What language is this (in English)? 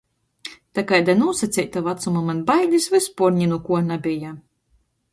Latgalian